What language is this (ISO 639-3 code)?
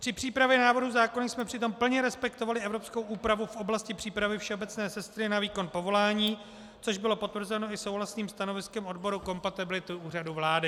ces